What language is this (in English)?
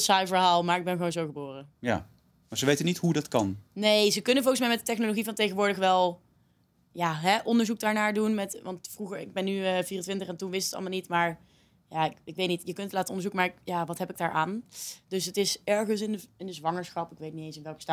Dutch